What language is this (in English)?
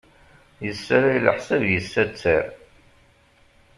Kabyle